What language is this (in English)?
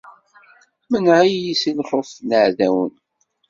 Kabyle